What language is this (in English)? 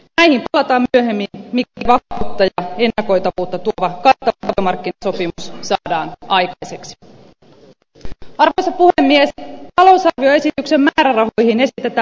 Finnish